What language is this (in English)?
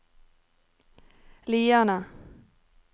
Norwegian